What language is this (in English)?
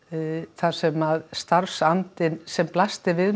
Icelandic